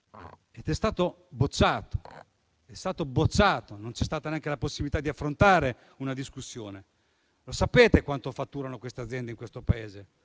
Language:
Italian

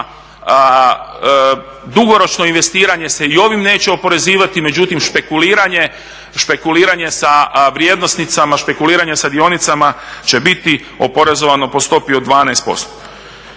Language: Croatian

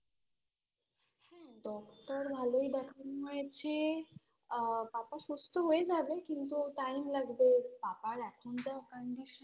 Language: Bangla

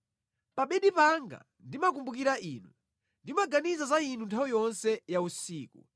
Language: Nyanja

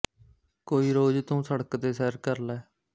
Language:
Punjabi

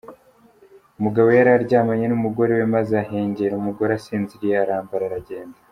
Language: Kinyarwanda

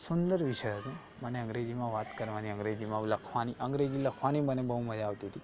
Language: Gujarati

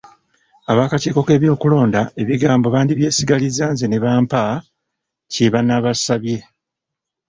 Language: Ganda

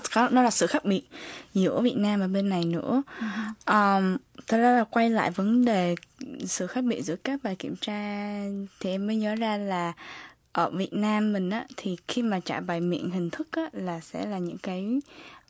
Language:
Vietnamese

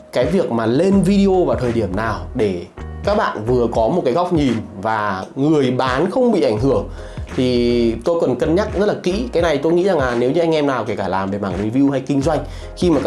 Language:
Vietnamese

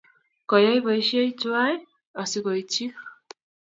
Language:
Kalenjin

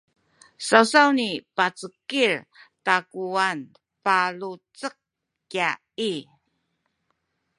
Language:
Sakizaya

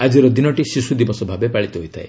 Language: Odia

